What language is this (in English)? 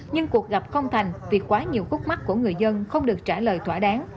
Vietnamese